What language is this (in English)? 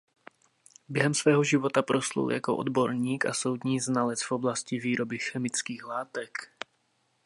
Czech